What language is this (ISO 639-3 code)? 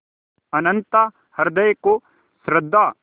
hin